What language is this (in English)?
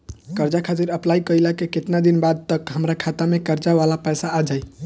Bhojpuri